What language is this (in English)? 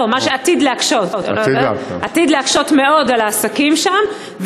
Hebrew